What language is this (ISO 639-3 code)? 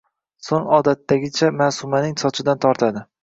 uzb